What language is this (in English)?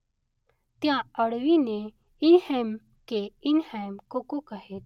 Gujarati